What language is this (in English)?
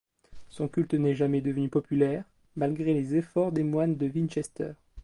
French